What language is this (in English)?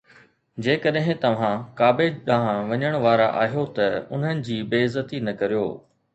Sindhi